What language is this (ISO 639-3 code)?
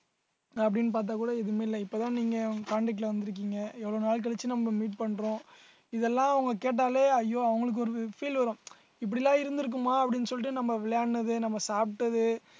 tam